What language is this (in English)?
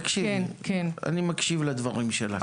Hebrew